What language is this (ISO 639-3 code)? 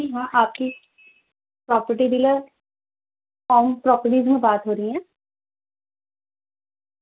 urd